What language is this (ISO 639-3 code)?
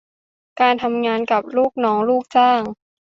tha